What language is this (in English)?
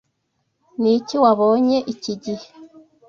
Kinyarwanda